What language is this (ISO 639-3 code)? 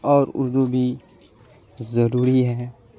urd